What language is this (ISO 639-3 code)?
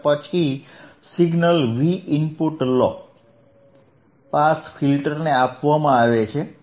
guj